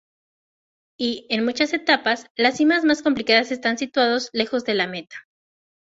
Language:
Spanish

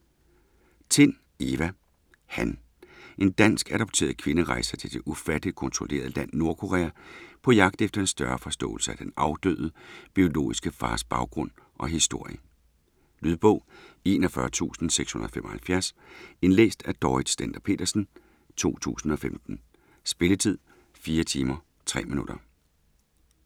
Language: Danish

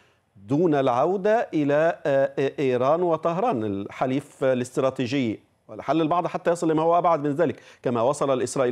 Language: Arabic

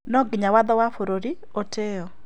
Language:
Kikuyu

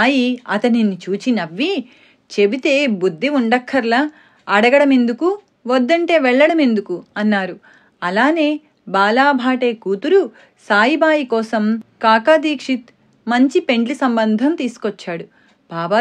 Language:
Telugu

